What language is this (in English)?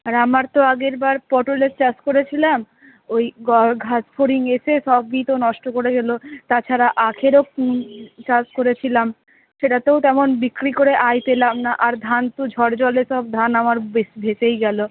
Bangla